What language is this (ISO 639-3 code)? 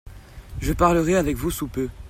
fra